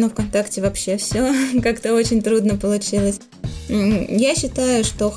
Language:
Russian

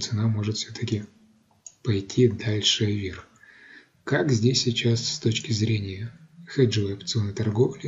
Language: Russian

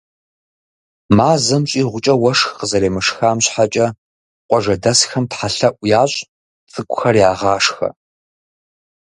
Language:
Kabardian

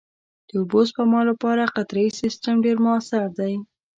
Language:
Pashto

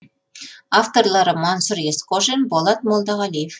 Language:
Kazakh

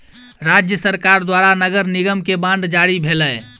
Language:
Maithili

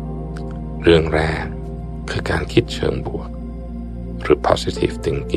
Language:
Thai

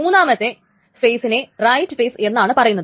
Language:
Malayalam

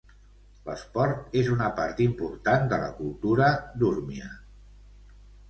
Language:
Catalan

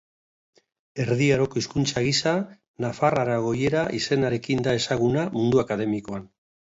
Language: Basque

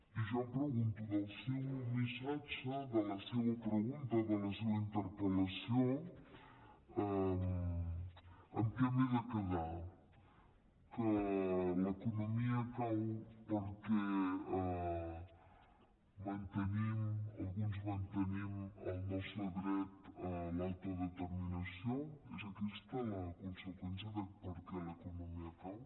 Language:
Catalan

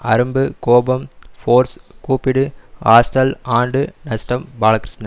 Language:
Tamil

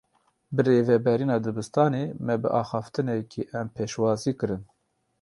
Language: Kurdish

